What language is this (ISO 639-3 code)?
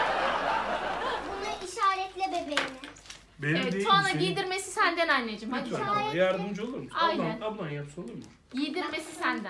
tur